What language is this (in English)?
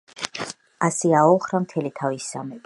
Georgian